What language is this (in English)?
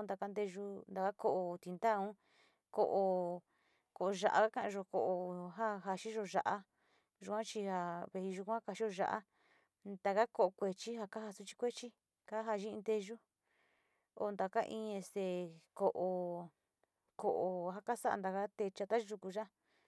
Sinicahua Mixtec